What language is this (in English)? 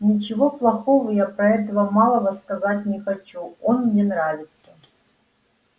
Russian